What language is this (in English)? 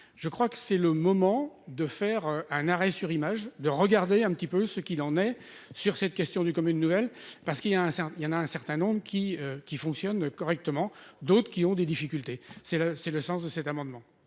French